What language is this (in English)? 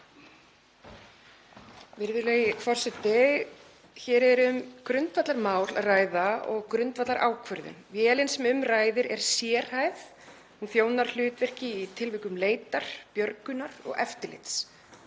Icelandic